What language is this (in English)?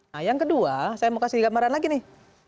Indonesian